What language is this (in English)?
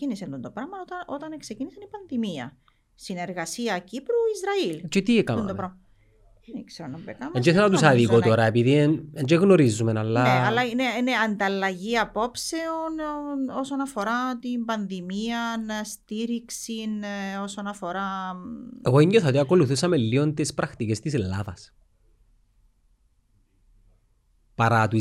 Greek